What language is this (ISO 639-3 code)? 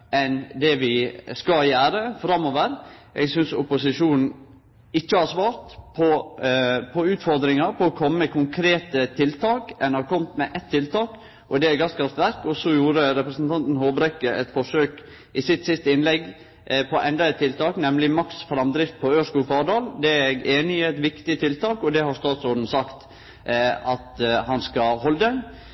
nno